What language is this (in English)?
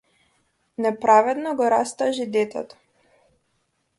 Macedonian